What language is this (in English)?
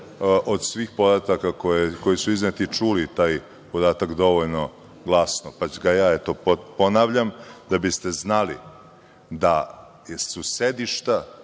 Serbian